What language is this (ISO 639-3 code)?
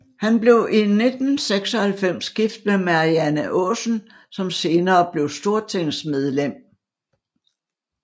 dan